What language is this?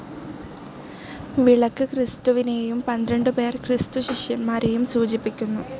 Malayalam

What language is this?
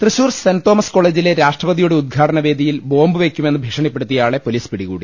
Malayalam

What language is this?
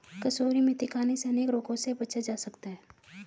Hindi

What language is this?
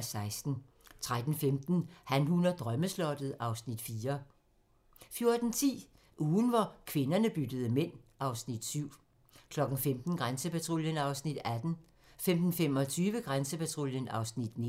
Danish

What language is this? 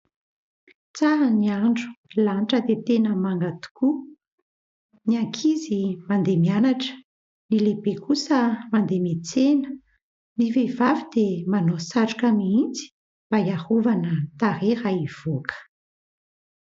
Malagasy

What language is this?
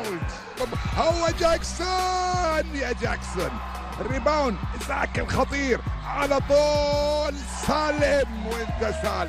Arabic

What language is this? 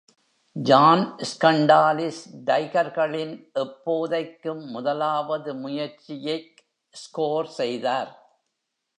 Tamil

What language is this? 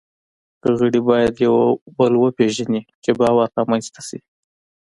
Pashto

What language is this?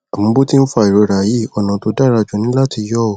Yoruba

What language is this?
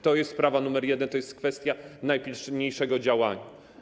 Polish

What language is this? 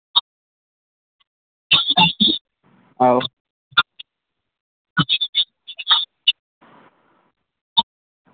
Dogri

